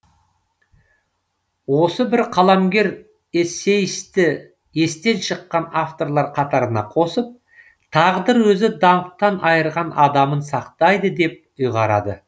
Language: Kazakh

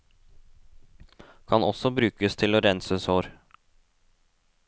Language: Norwegian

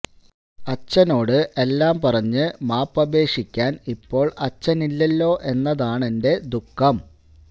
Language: Malayalam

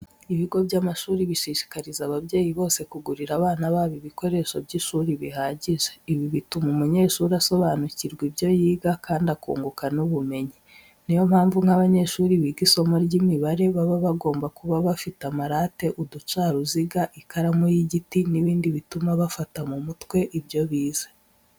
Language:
Kinyarwanda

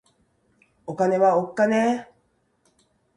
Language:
Japanese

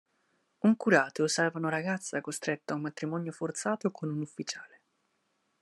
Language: Italian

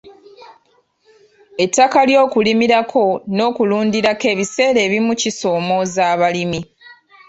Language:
Ganda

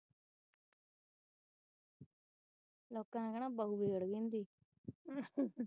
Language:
Punjabi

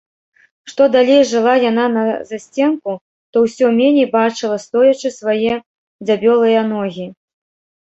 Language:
Belarusian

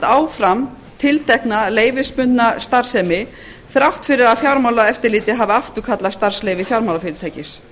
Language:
Icelandic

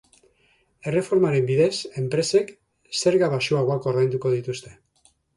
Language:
Basque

